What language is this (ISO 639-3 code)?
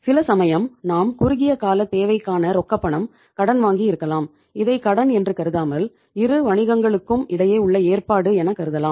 tam